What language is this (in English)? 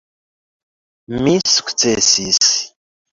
Esperanto